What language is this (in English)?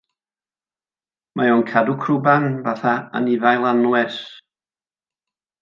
Welsh